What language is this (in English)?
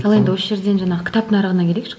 Kazakh